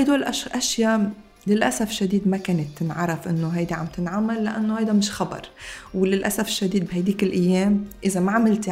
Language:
Arabic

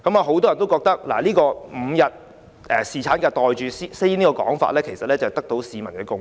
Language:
Cantonese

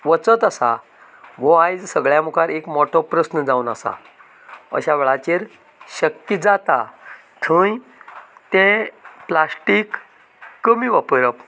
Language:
Konkani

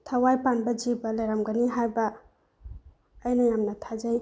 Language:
Manipuri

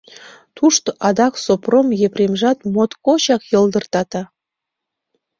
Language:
Mari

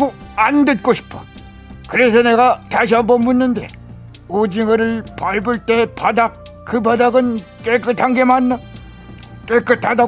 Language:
Korean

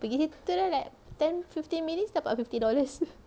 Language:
English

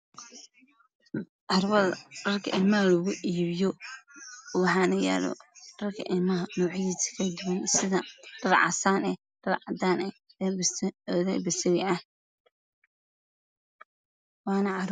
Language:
Somali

